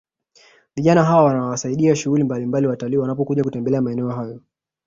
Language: Swahili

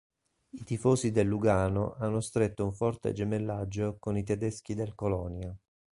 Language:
Italian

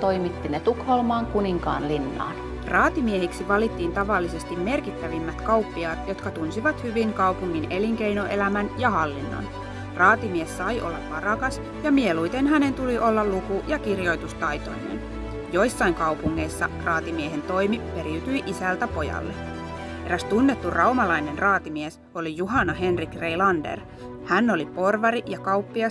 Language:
Finnish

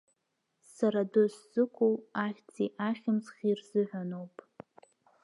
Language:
Abkhazian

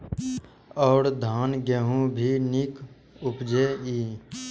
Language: Maithili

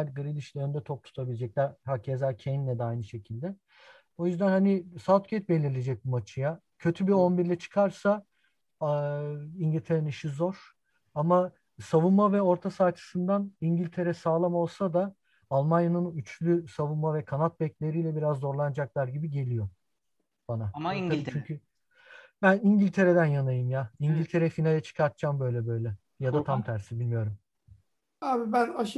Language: Turkish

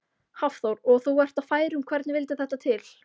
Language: Icelandic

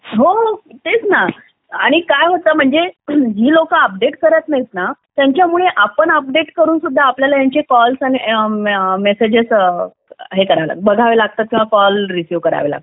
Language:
Marathi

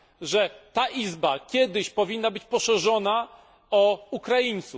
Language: Polish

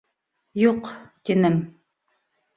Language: Bashkir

